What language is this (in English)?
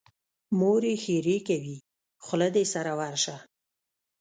Pashto